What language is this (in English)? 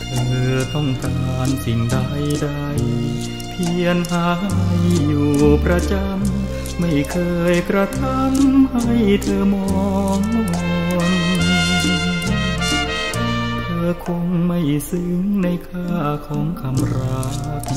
Thai